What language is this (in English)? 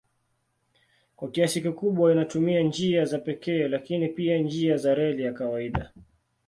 Swahili